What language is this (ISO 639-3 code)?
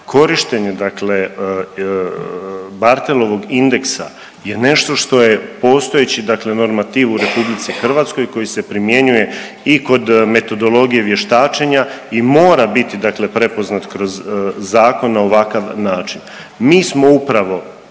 hrv